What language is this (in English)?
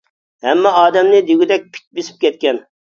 Uyghur